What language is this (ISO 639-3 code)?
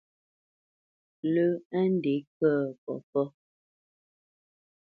bce